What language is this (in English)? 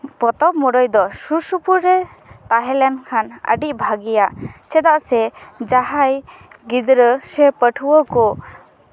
Santali